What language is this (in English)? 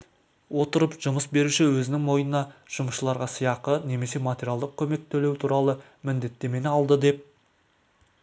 Kazakh